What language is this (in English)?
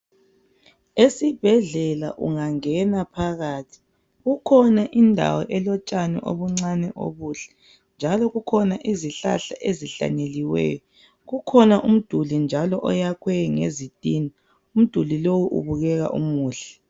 North Ndebele